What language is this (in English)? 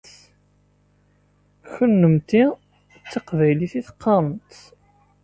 Kabyle